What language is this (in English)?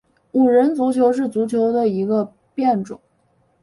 Chinese